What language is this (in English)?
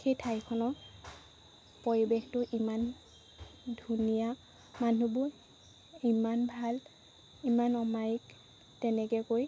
Assamese